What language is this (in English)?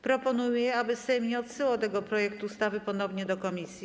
Polish